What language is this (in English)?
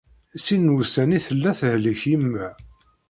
Kabyle